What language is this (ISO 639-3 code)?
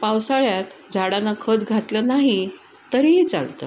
mar